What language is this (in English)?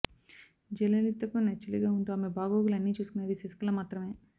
Telugu